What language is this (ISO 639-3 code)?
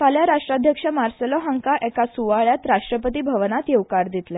kok